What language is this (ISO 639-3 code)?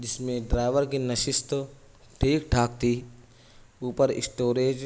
urd